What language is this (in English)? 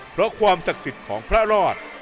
Thai